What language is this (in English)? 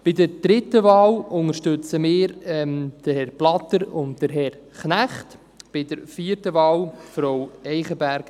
Swiss German